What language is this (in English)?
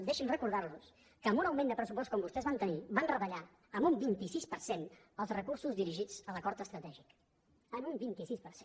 Catalan